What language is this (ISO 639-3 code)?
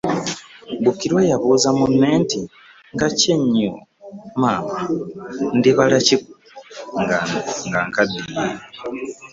lug